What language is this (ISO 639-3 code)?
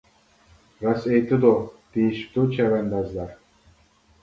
uig